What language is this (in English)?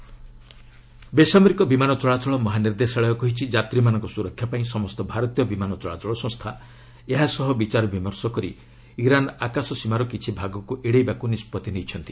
Odia